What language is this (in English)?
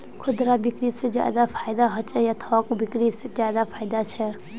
Magahi